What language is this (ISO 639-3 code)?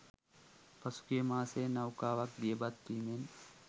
sin